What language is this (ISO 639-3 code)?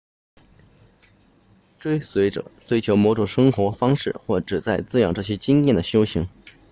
zho